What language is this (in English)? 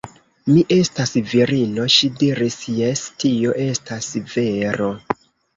Esperanto